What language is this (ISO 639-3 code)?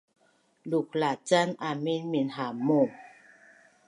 bnn